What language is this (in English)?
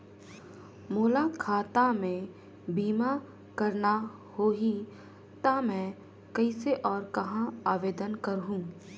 Chhattisgarhi